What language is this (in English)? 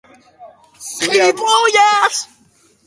Basque